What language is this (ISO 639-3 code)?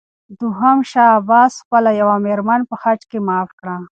pus